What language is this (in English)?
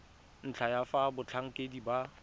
Tswana